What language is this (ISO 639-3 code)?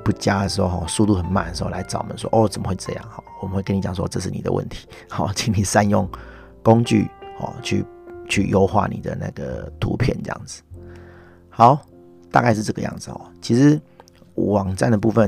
zho